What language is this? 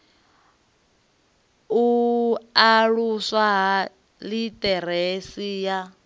Venda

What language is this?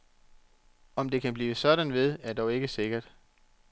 Danish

